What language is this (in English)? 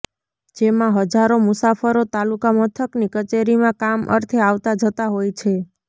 Gujarati